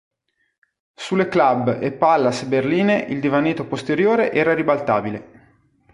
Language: Italian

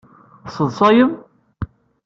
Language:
Kabyle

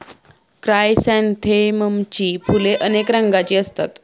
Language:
Marathi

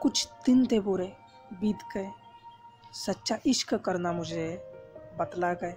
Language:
Hindi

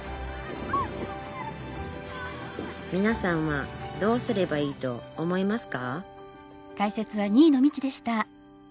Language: Japanese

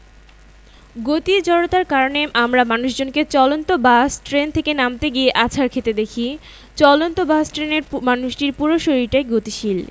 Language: Bangla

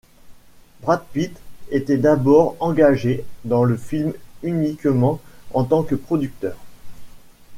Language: French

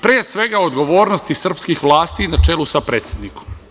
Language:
Serbian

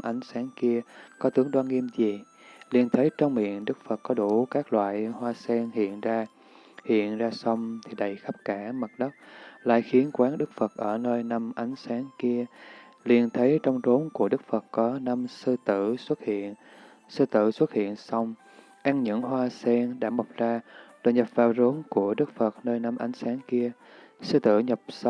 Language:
Vietnamese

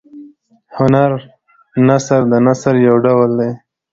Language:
Pashto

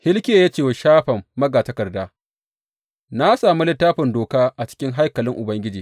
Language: Hausa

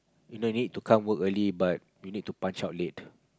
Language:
English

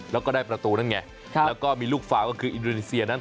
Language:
Thai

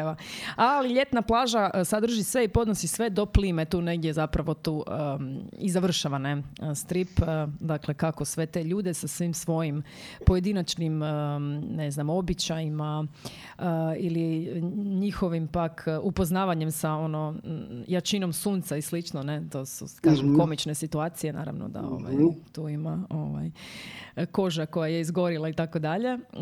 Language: Croatian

